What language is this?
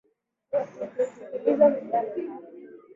Swahili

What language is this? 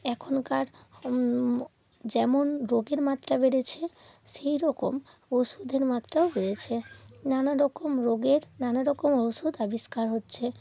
Bangla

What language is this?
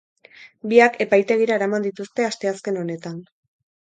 Basque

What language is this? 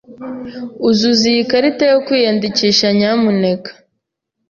Kinyarwanda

